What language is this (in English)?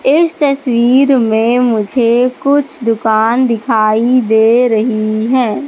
Hindi